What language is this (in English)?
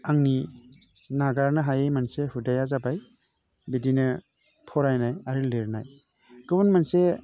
Bodo